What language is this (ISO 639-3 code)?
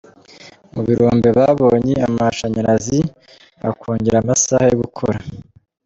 kin